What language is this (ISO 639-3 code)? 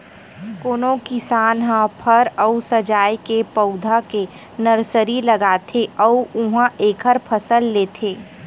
hne